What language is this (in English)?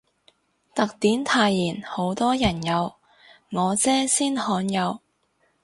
Cantonese